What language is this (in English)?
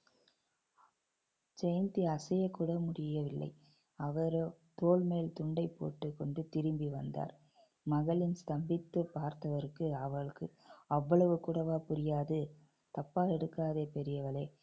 Tamil